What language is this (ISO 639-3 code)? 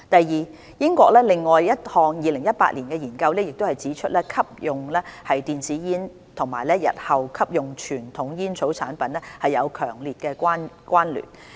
yue